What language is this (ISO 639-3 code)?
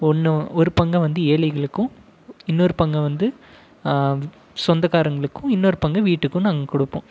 tam